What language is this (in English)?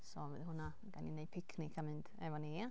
Welsh